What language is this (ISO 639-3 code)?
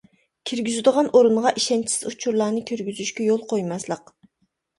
uig